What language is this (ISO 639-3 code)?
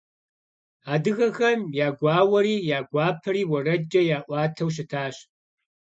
kbd